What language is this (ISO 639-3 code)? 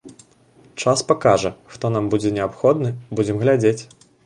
bel